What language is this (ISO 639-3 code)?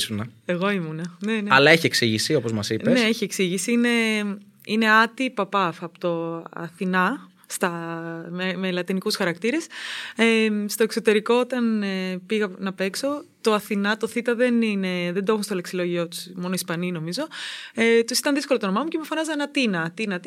ell